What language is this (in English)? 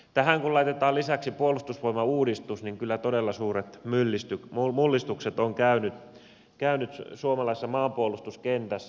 Finnish